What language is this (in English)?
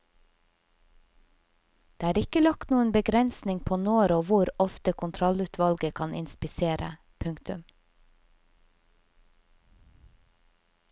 Norwegian